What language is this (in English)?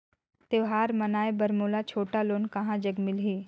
Chhattisgarhi